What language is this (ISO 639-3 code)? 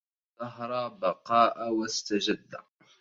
ara